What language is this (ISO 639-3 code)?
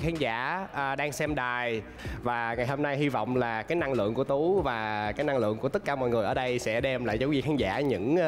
vie